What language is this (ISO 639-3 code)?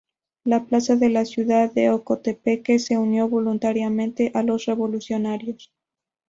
spa